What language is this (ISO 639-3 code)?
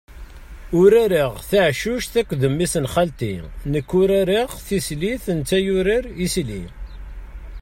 kab